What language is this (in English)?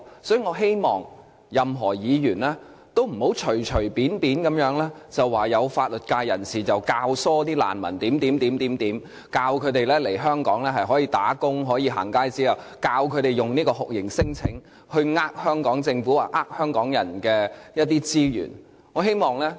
Cantonese